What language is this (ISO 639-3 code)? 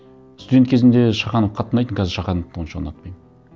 kaz